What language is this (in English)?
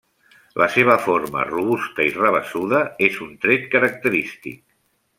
Catalan